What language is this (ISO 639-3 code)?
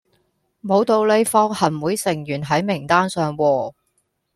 yue